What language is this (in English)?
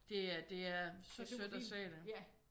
Danish